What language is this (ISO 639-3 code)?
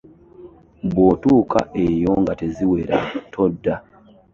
lug